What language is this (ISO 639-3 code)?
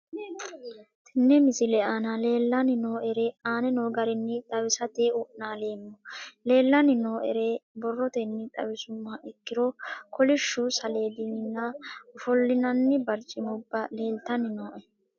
sid